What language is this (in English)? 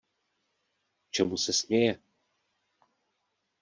Czech